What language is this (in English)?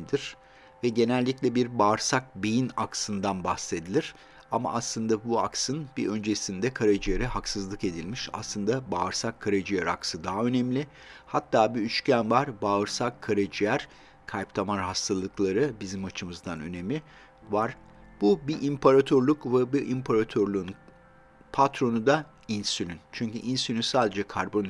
Turkish